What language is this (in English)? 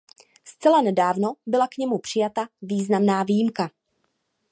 Czech